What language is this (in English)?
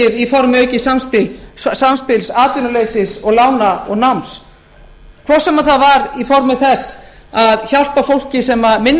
Icelandic